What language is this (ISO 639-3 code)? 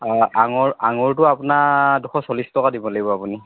asm